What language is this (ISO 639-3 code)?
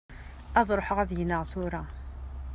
kab